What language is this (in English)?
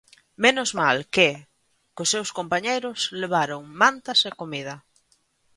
Galician